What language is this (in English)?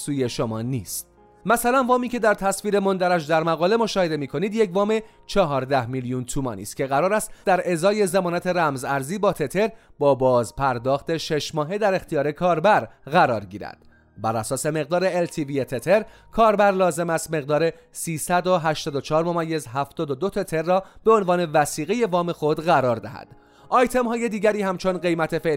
Persian